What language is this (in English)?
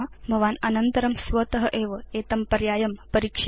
Sanskrit